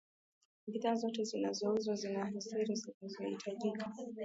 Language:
Swahili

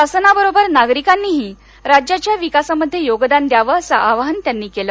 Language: Marathi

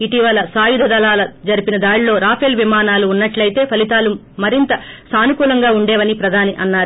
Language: Telugu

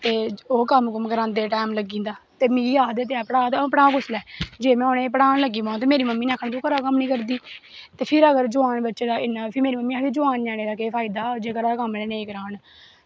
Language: Dogri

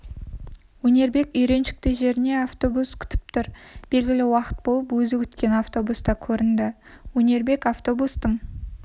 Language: Kazakh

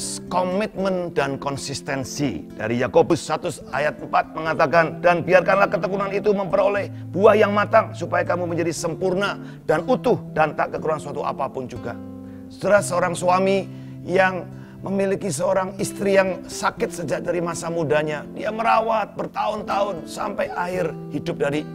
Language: Indonesian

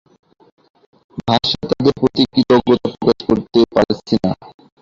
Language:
Bangla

